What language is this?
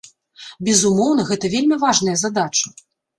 Belarusian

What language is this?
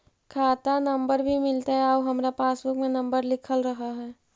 Magahi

